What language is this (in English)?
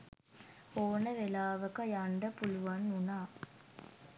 Sinhala